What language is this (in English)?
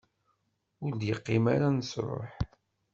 Kabyle